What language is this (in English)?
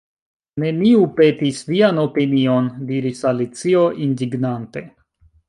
Esperanto